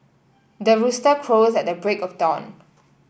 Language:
English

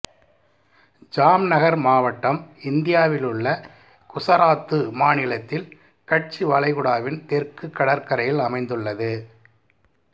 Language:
Tamil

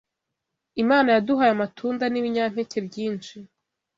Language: Kinyarwanda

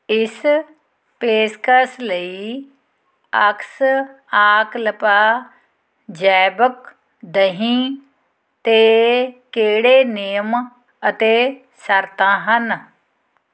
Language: Punjabi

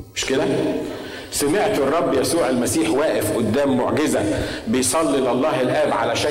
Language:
Arabic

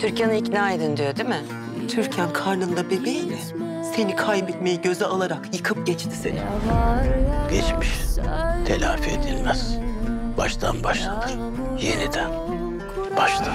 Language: Turkish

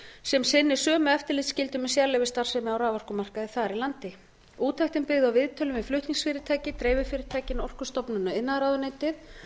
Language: Icelandic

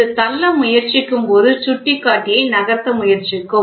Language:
Tamil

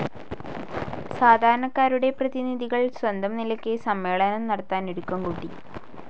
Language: Malayalam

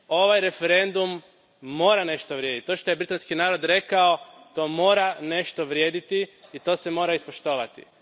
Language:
Croatian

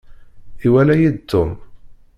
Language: Kabyle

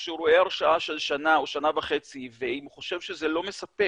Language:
Hebrew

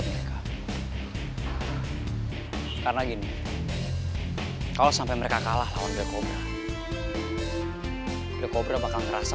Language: Indonesian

